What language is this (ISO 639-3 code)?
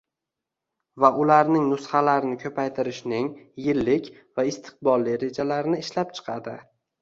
uzb